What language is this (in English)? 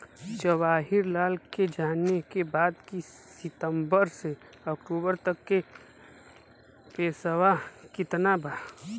Bhojpuri